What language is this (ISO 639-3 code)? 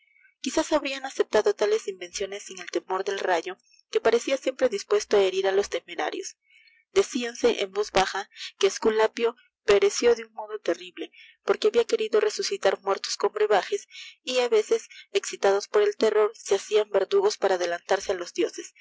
spa